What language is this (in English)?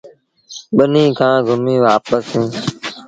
Sindhi Bhil